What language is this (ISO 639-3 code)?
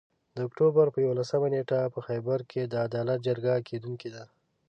pus